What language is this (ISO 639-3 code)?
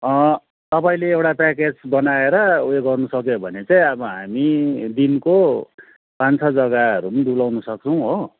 nep